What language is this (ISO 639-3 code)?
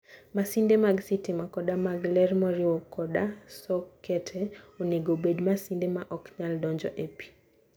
luo